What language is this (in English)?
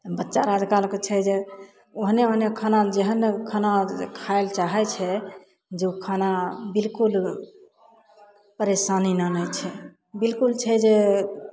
Maithili